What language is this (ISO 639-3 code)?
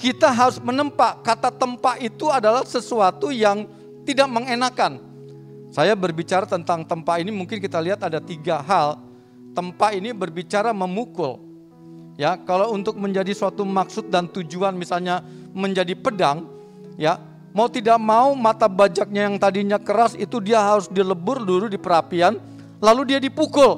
ind